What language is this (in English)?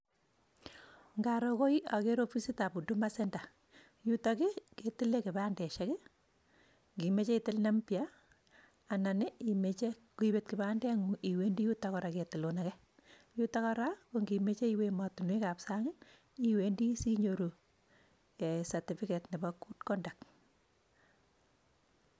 Kalenjin